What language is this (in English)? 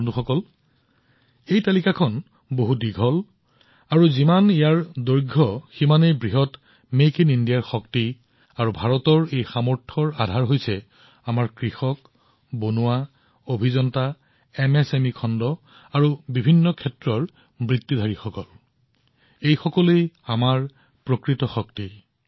Assamese